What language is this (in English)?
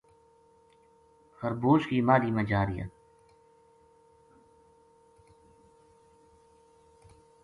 Gujari